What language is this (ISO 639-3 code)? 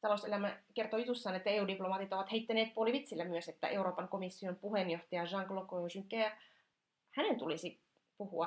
fin